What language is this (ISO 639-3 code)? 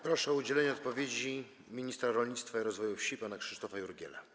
pol